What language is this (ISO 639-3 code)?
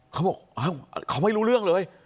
tha